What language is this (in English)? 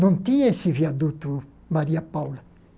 Portuguese